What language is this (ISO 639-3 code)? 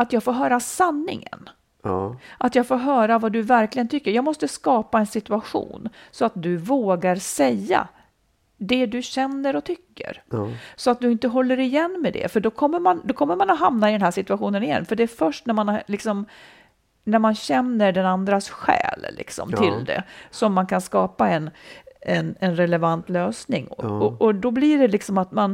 swe